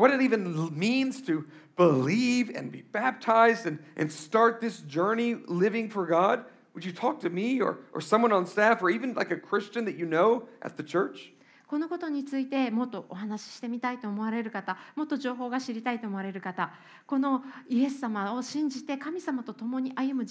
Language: Japanese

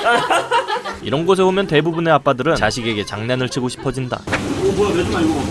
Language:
Korean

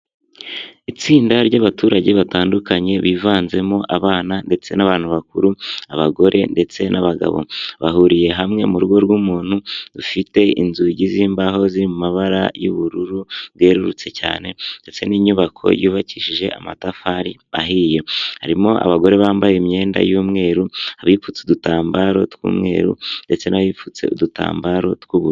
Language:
Kinyarwanda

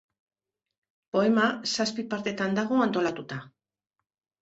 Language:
Basque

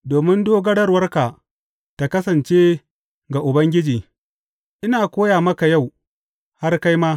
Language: Hausa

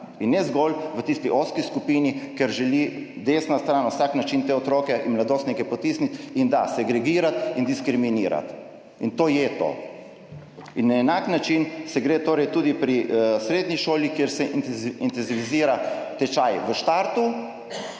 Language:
Slovenian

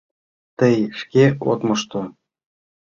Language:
Mari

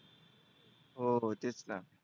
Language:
Marathi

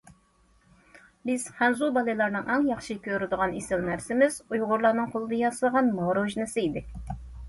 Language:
Uyghur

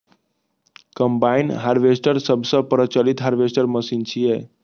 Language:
Maithili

